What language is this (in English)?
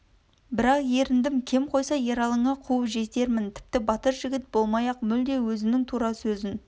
Kazakh